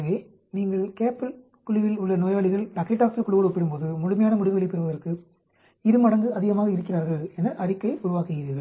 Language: Tamil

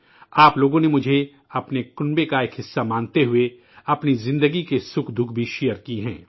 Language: Urdu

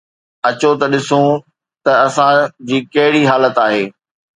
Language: Sindhi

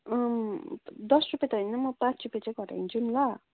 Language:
Nepali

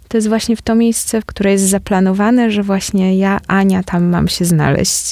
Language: Polish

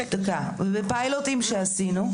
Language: Hebrew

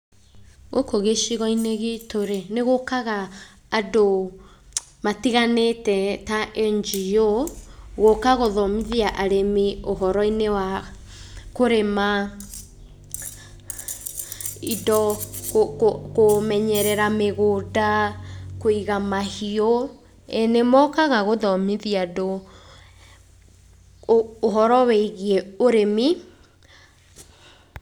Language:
Kikuyu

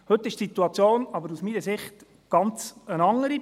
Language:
Swiss German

